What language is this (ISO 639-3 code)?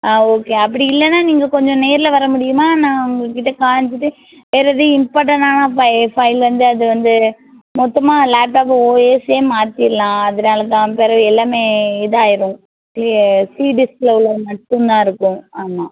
tam